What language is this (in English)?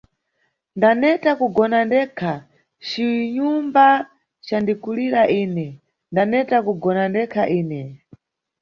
Nyungwe